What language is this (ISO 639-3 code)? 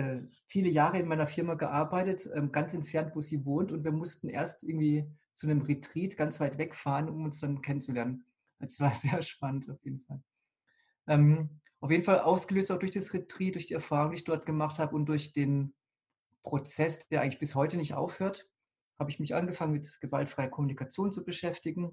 deu